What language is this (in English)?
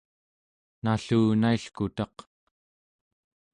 Central Yupik